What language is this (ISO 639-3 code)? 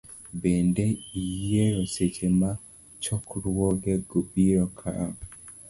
luo